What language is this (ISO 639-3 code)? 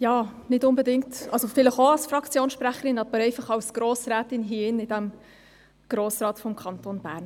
gsw